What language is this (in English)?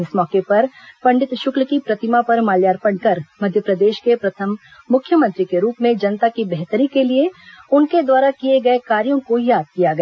Hindi